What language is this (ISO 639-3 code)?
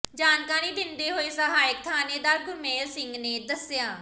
pan